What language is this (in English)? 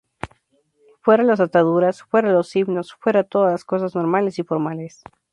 Spanish